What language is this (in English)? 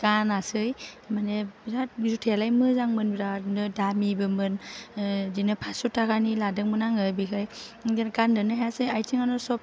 Bodo